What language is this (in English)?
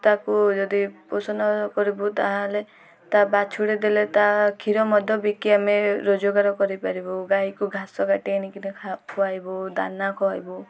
Odia